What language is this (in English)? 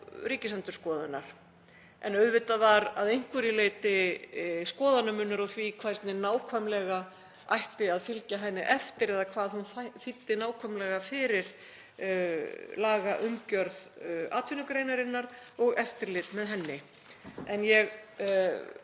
Icelandic